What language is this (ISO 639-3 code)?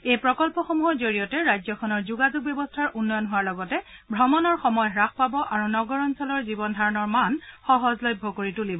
asm